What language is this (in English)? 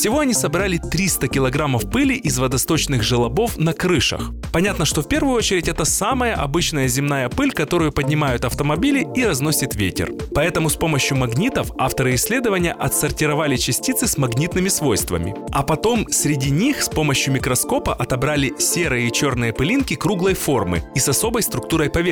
Russian